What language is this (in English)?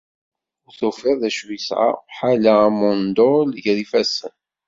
Kabyle